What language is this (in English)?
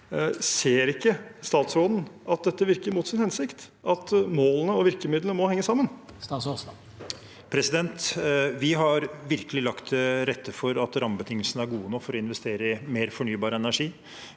Norwegian